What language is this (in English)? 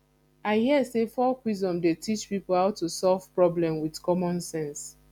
Nigerian Pidgin